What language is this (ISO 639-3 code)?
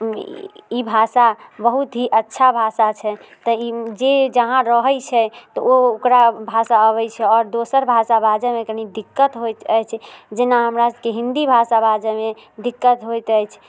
mai